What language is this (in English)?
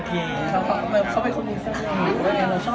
Thai